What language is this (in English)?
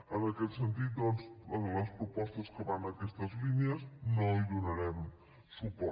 Catalan